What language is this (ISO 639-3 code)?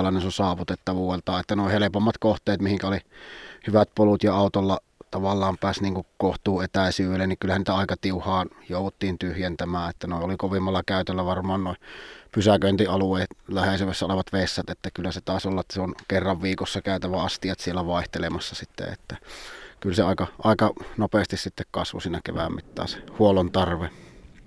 fin